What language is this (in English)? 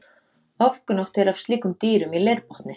Icelandic